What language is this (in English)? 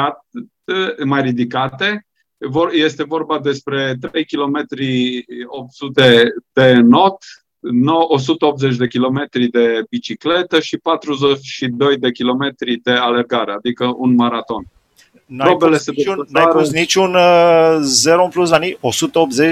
Romanian